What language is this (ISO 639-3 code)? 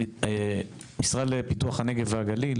heb